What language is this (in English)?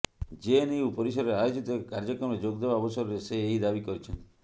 Odia